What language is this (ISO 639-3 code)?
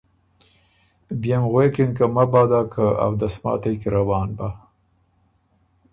oru